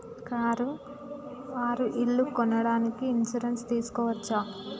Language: Telugu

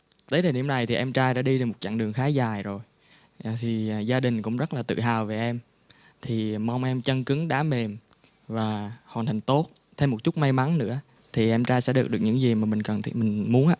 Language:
Vietnamese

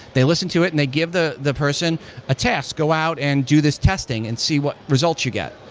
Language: English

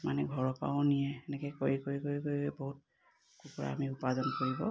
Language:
Assamese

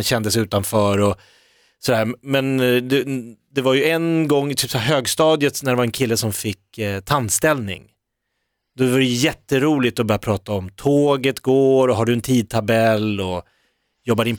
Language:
Swedish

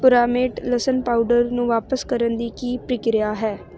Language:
Punjabi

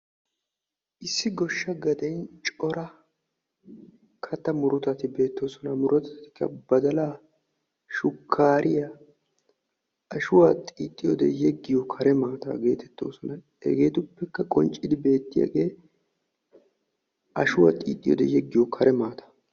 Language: Wolaytta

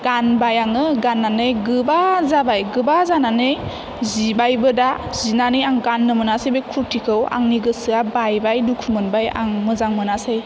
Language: Bodo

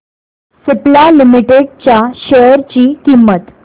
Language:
Marathi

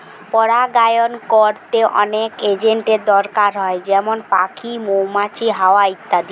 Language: Bangla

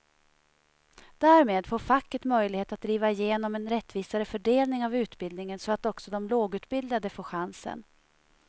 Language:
Swedish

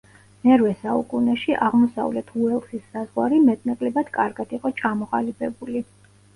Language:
Georgian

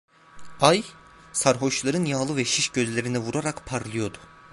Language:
Turkish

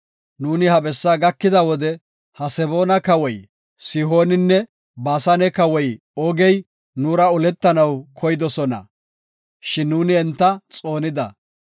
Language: Gofa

